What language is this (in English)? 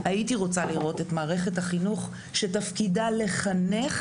Hebrew